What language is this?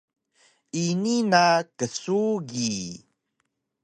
Taroko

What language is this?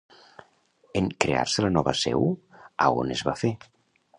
Catalan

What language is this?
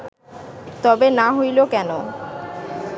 Bangla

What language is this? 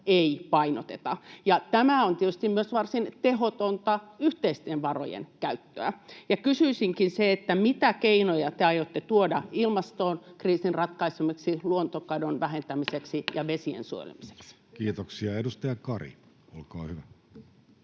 Finnish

